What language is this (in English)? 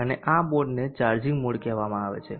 Gujarati